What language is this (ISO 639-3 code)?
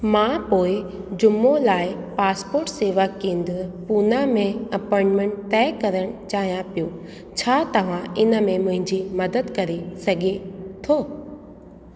snd